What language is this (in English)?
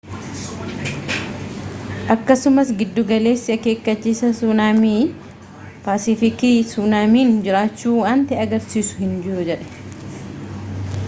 Oromo